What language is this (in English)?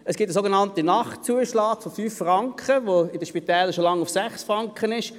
Swiss German